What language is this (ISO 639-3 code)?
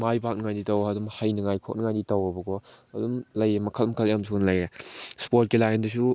mni